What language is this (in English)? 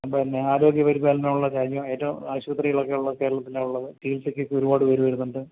Malayalam